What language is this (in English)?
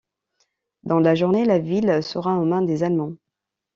French